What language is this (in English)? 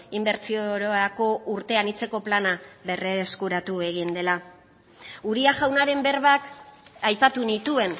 Basque